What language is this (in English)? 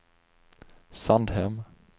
Swedish